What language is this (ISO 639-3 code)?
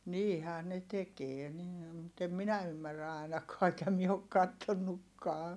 fin